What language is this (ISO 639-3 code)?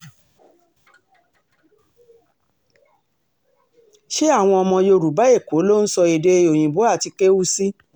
yor